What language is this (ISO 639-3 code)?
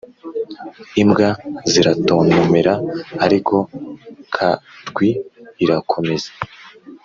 kin